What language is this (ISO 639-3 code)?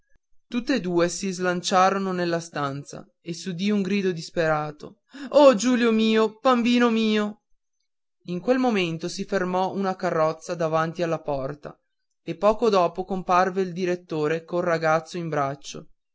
ita